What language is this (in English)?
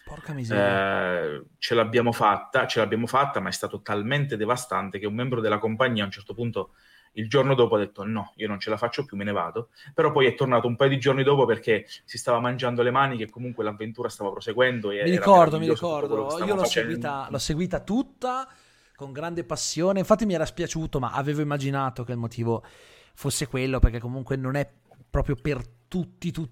Italian